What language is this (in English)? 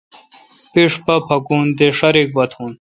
Kalkoti